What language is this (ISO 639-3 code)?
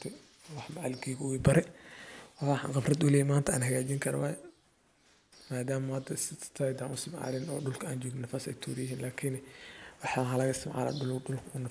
som